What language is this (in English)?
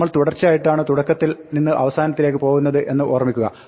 Malayalam